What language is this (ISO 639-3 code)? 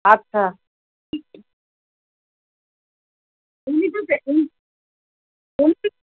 ben